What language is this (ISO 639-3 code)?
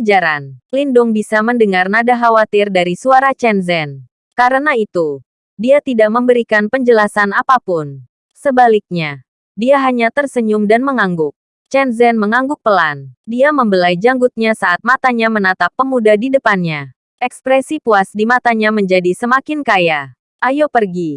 ind